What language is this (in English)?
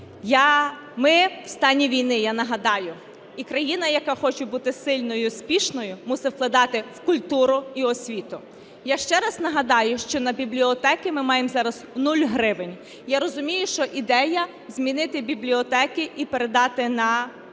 Ukrainian